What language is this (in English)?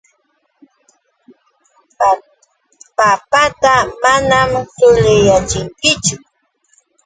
Yauyos Quechua